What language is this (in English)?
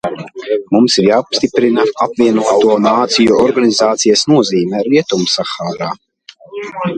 Latvian